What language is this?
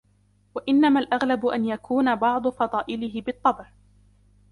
Arabic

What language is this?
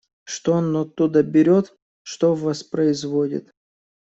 Russian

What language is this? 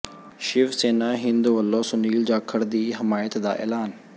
Punjabi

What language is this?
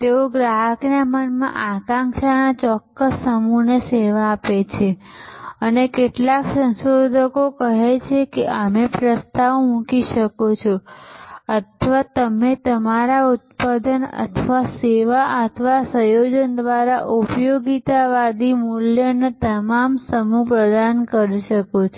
Gujarati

